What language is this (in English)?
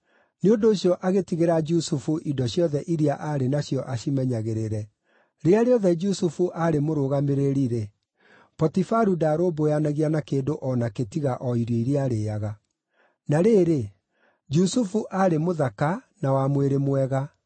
Kikuyu